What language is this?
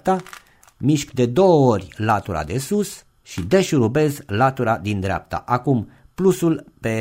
Romanian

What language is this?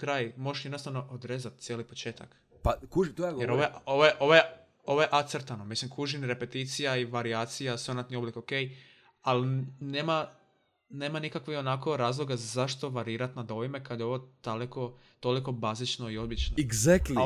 Croatian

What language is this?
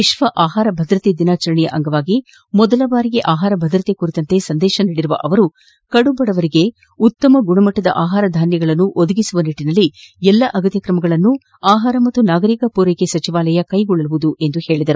Kannada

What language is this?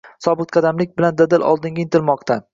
Uzbek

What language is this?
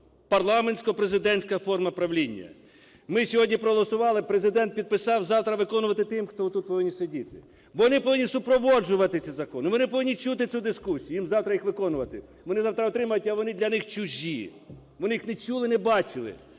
Ukrainian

